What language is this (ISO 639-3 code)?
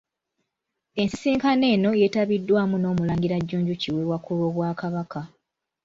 lug